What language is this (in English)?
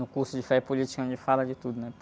Portuguese